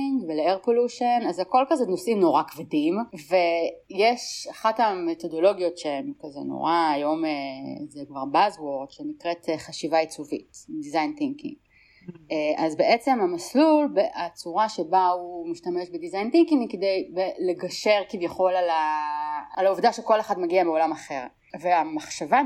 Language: Hebrew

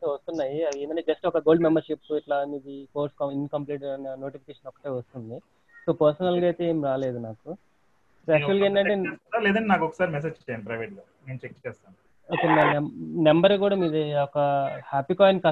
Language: Telugu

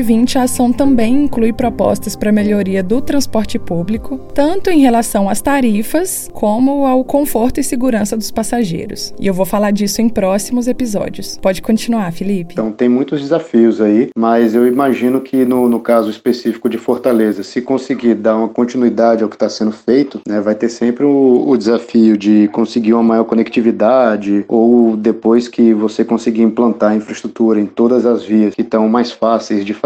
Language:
Portuguese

